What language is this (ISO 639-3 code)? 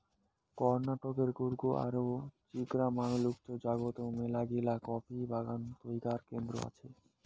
ben